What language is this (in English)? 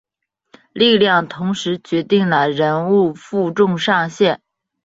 Chinese